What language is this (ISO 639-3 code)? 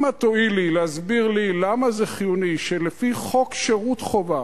heb